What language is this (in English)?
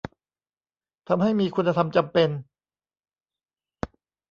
Thai